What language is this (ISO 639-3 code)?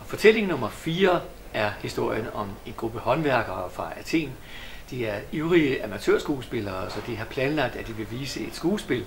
dan